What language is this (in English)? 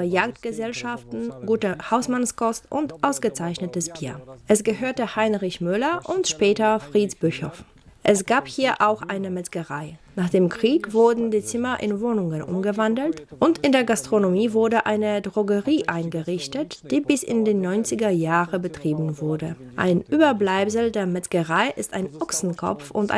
German